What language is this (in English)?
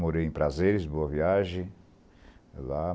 Portuguese